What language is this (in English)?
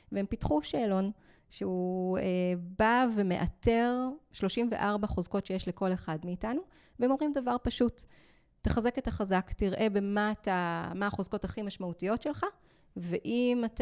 Hebrew